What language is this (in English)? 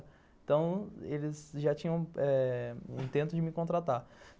Portuguese